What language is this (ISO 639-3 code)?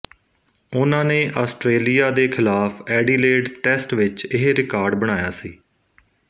pan